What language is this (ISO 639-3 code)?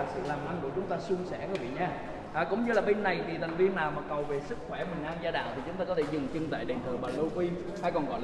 vie